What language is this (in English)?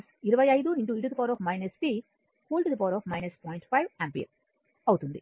Telugu